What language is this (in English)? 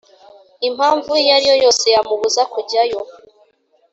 Kinyarwanda